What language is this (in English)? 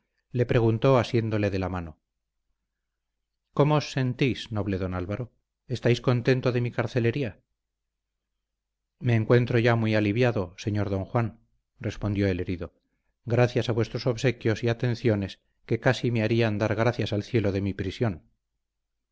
Spanish